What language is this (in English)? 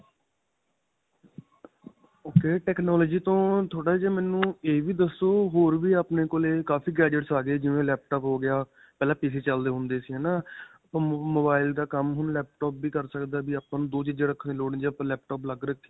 Punjabi